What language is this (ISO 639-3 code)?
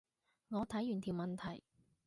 yue